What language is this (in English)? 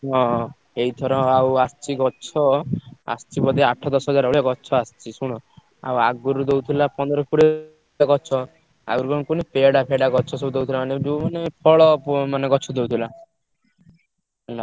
Odia